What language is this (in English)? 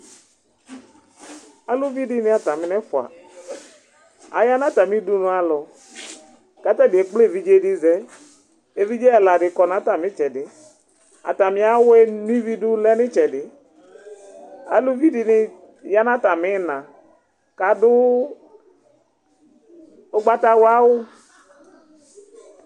Ikposo